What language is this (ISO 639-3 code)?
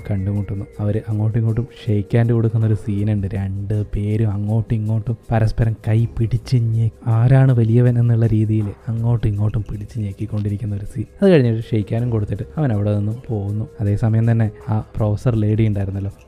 mal